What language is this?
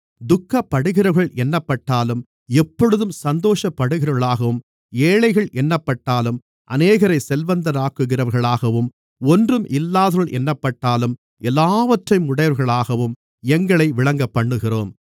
Tamil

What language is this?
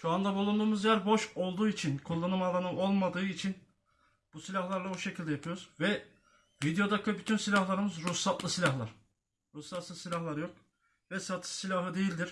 Turkish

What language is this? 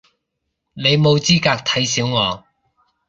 Cantonese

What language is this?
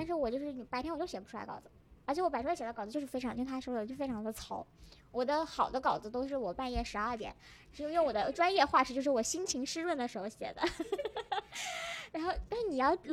Chinese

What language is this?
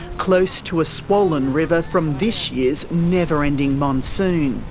English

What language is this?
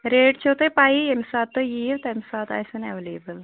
Kashmiri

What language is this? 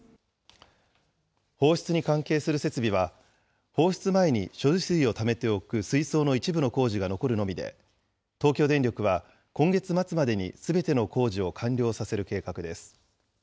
Japanese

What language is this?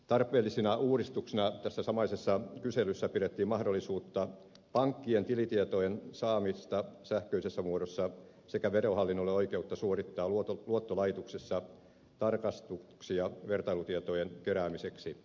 Finnish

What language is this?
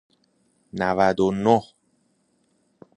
Persian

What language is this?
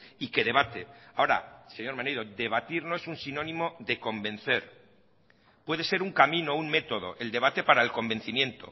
Spanish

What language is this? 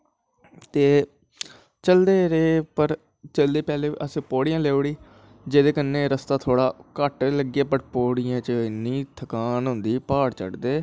Dogri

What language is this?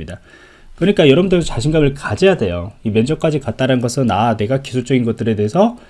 Korean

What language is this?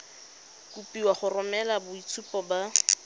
Tswana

